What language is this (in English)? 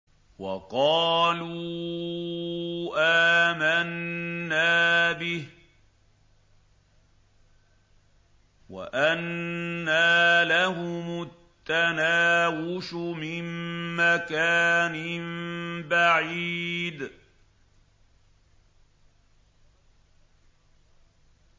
Arabic